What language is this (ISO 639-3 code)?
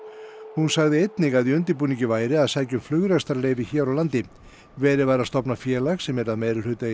isl